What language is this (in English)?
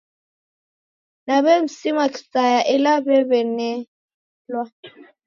Taita